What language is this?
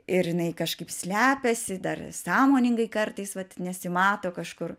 Lithuanian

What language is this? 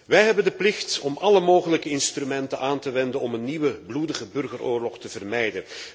Dutch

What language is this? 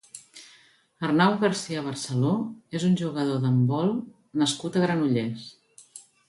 Catalan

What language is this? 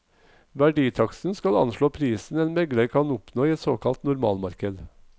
Norwegian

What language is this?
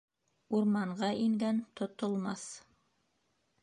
Bashkir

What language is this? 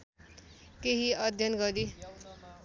Nepali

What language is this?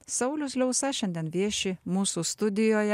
Lithuanian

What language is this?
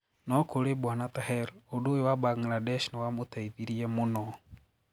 Kikuyu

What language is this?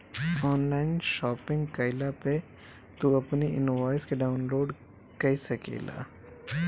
Bhojpuri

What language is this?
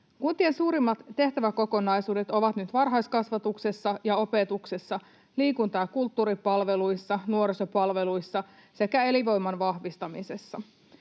Finnish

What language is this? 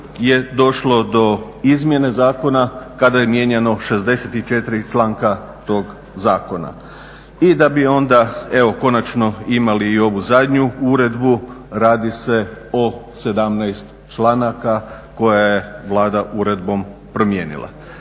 Croatian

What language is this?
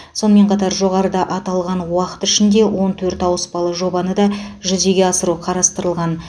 Kazakh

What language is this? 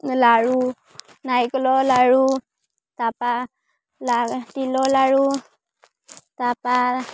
Assamese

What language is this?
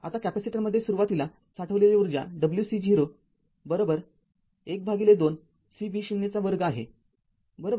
Marathi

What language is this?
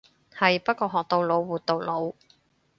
Cantonese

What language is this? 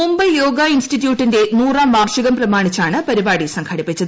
Malayalam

